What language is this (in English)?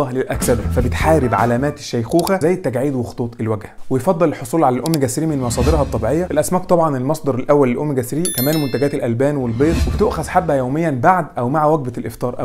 Arabic